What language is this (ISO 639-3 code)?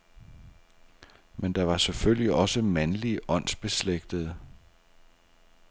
dan